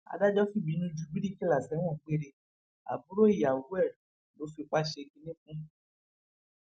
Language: Yoruba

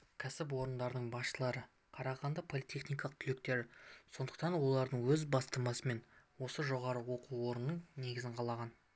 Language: Kazakh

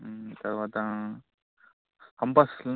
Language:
Telugu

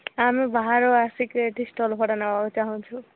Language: Odia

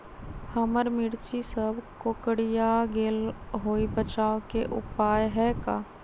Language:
Magahi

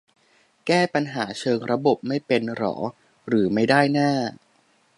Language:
Thai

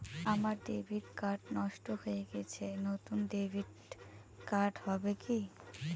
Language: Bangla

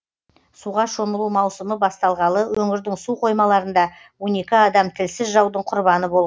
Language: Kazakh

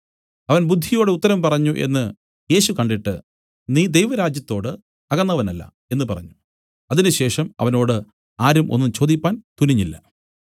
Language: Malayalam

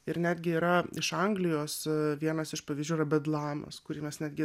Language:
Lithuanian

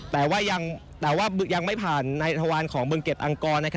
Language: Thai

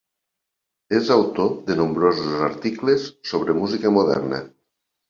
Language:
Catalan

